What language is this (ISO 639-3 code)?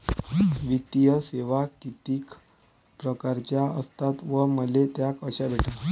mar